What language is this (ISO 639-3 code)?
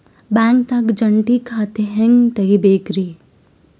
kan